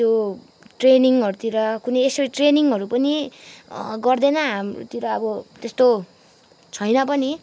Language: Nepali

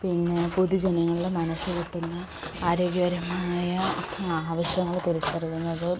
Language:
Malayalam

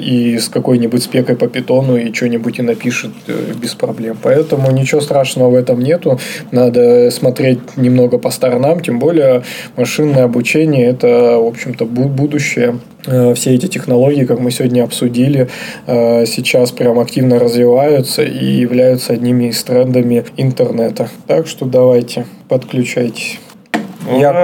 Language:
Russian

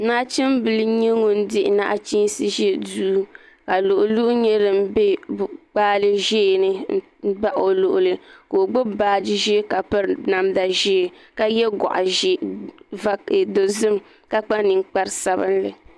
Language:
Dagbani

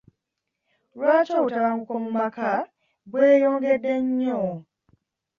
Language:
Ganda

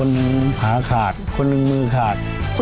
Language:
Thai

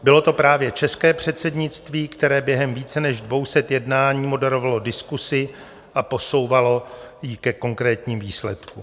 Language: Czech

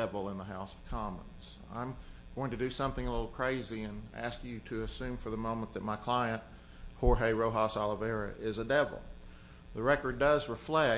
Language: English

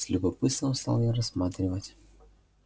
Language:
Russian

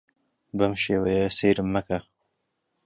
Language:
Central Kurdish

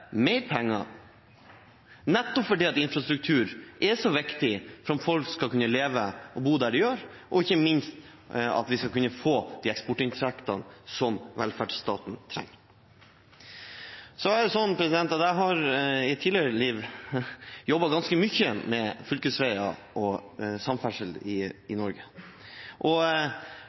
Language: Norwegian Bokmål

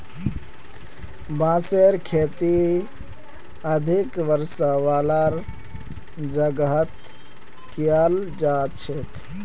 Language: Magahi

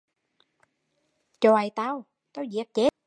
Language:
Vietnamese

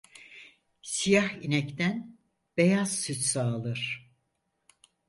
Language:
Turkish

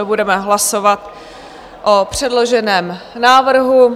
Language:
Czech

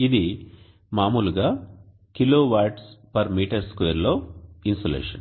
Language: Telugu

